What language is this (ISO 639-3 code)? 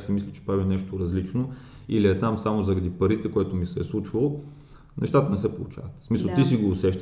bul